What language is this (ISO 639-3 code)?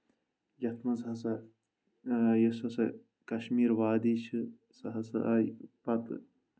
kas